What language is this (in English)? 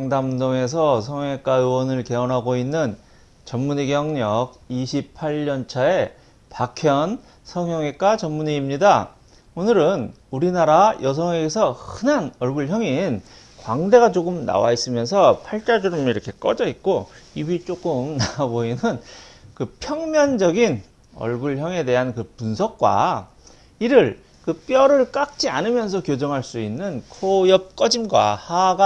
Korean